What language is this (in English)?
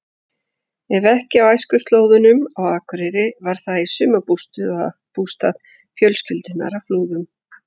Icelandic